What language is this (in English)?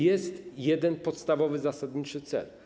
Polish